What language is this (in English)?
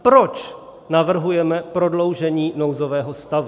Czech